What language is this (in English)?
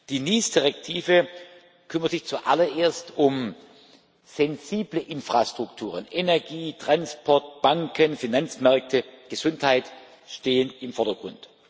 German